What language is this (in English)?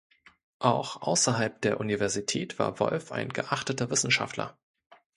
German